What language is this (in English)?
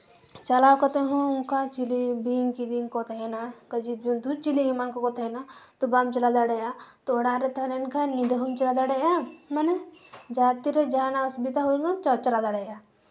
Santali